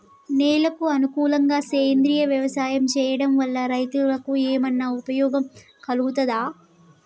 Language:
Telugu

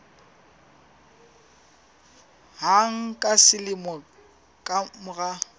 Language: Southern Sotho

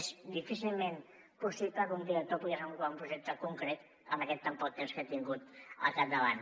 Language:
Catalan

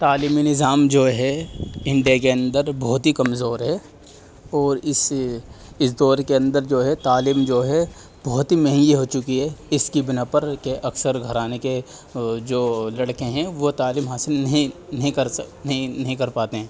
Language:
Urdu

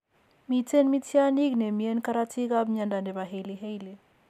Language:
Kalenjin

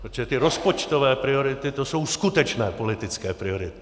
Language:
Czech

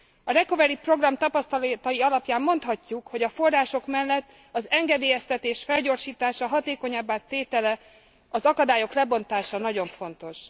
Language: Hungarian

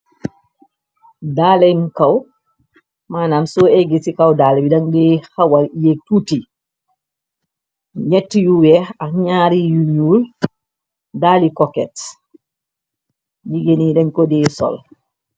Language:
Wolof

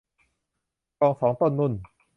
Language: Thai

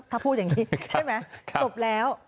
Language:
Thai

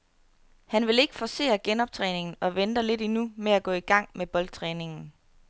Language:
Danish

